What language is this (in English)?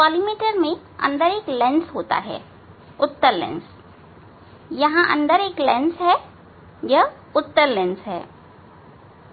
Hindi